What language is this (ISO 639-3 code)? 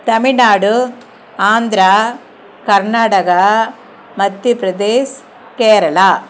tam